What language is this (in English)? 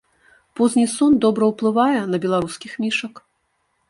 Belarusian